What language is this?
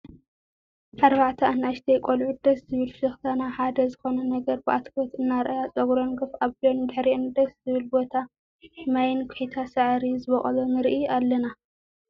Tigrinya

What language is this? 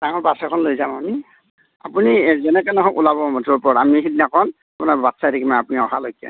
Assamese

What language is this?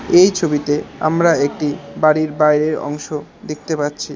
Bangla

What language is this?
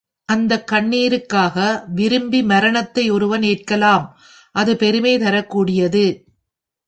Tamil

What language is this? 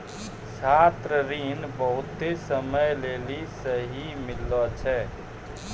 Maithili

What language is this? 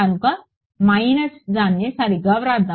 Telugu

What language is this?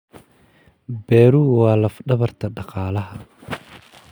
Somali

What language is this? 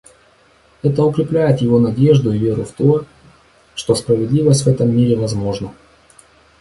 Russian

